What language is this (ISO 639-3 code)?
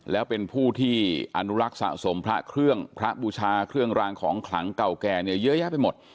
tha